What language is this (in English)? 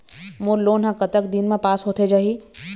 Chhattisgarhi